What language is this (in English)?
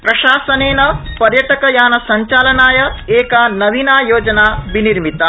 Sanskrit